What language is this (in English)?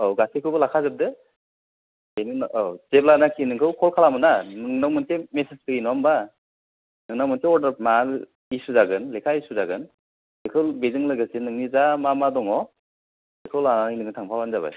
Bodo